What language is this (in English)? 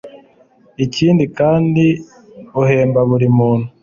Kinyarwanda